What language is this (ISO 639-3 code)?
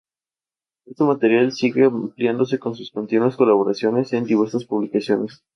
spa